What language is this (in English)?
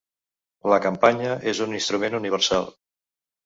Catalan